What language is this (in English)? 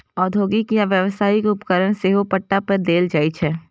Maithili